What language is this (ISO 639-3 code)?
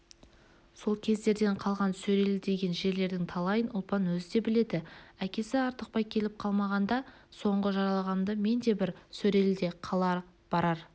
kaz